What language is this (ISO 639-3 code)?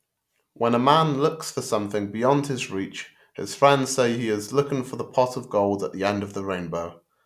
eng